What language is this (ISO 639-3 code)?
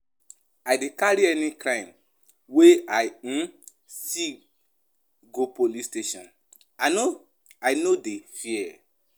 pcm